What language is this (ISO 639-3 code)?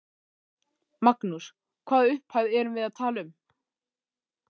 isl